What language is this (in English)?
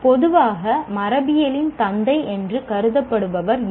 Tamil